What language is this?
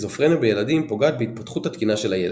Hebrew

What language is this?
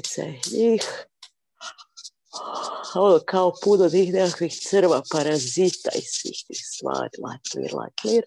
Croatian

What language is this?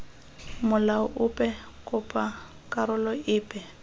Tswana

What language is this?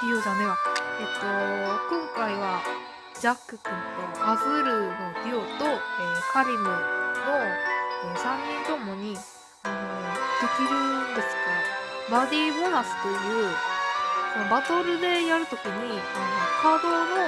Japanese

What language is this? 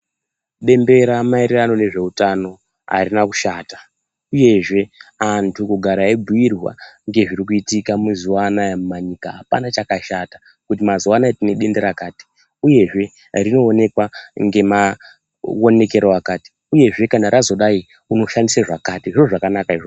Ndau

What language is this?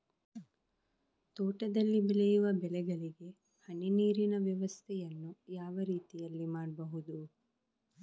Kannada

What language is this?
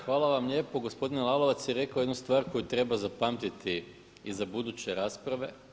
Croatian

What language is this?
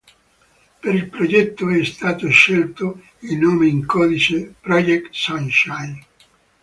Italian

